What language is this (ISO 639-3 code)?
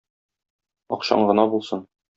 tat